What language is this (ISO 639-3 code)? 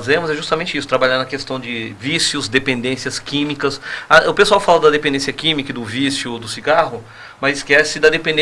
por